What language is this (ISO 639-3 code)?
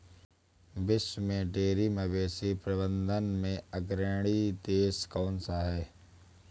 hin